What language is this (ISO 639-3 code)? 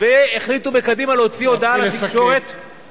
heb